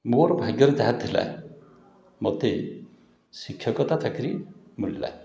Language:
Odia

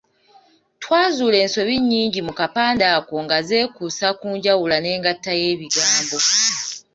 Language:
Ganda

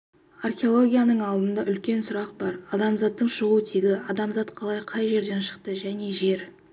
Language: Kazakh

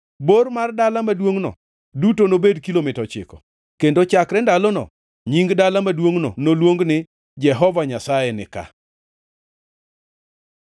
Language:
Luo (Kenya and Tanzania)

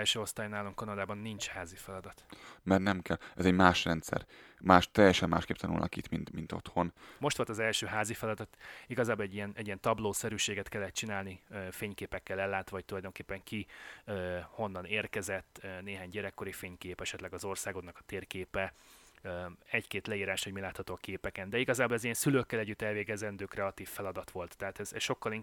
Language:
Hungarian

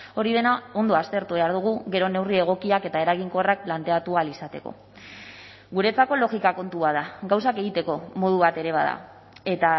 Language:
Basque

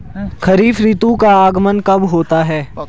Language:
Hindi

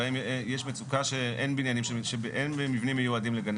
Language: Hebrew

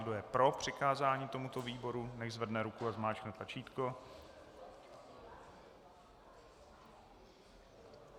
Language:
Czech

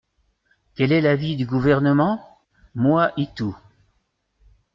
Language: French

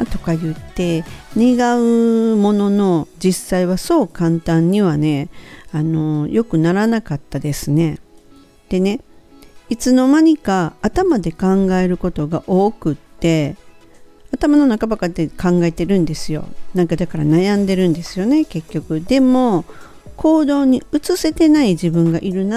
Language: Japanese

